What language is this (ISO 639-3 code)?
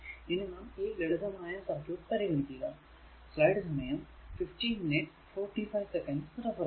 mal